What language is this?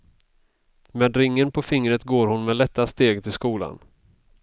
Swedish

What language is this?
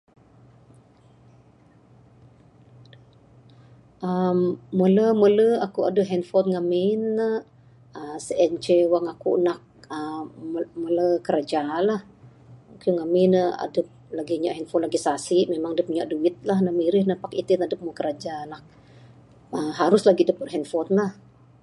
Bukar-Sadung Bidayuh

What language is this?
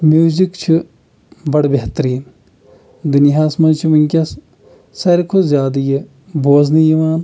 Kashmiri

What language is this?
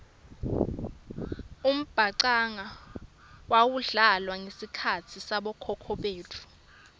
Swati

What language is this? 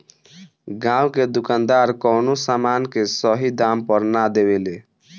Bhojpuri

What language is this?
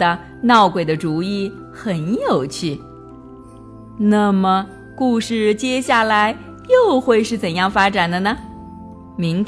Chinese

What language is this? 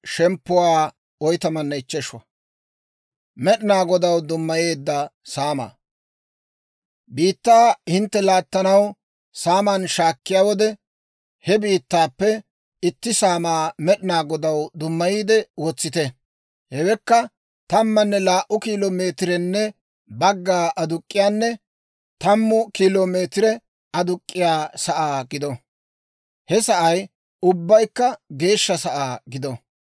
Dawro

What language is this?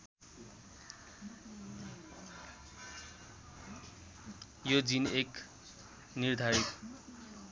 Nepali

